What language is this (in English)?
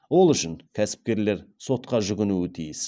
Kazakh